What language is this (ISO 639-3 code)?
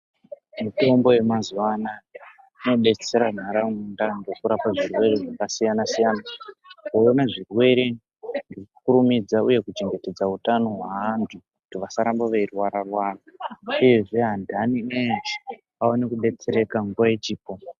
ndc